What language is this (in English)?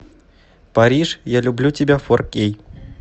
Russian